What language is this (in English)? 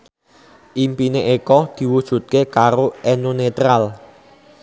Javanese